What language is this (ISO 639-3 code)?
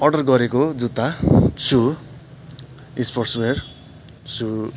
nep